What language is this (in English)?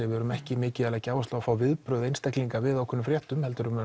Icelandic